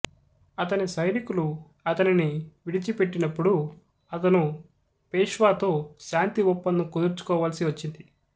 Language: Telugu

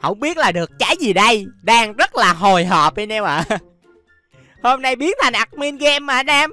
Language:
Vietnamese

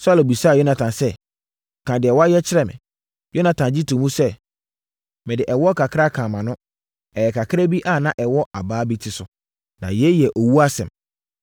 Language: Akan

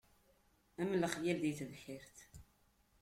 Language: Kabyle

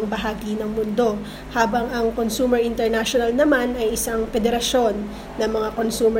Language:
Filipino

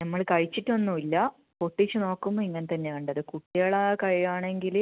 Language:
Malayalam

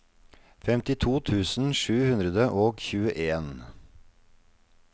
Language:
Norwegian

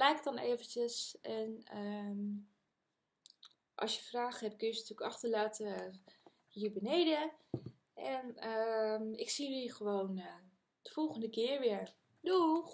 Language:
Dutch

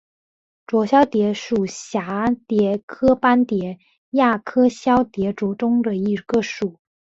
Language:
Chinese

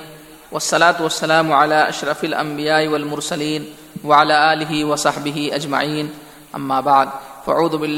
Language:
Urdu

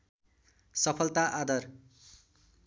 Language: Nepali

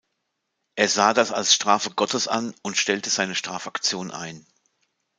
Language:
German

